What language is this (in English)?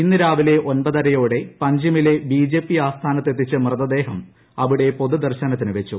Malayalam